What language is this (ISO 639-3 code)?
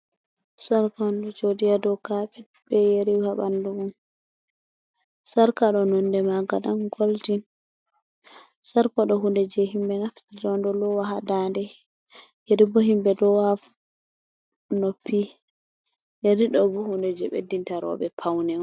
ful